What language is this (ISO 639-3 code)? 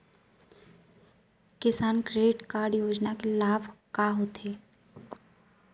hne